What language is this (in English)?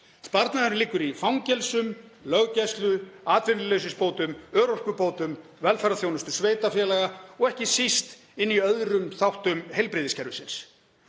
Icelandic